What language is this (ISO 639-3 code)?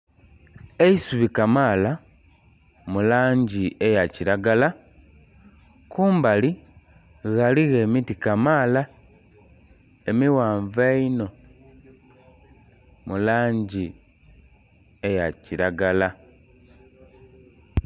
xog